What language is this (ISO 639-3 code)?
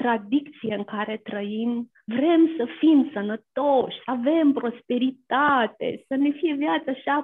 ron